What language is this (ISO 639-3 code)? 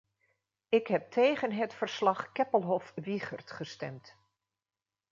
nld